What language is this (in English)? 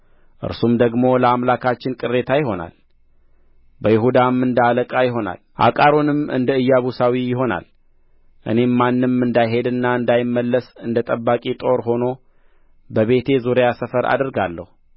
Amharic